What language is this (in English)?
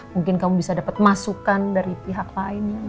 Indonesian